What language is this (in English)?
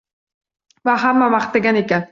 Uzbek